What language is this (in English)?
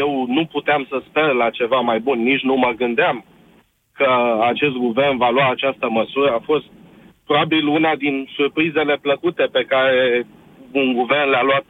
Romanian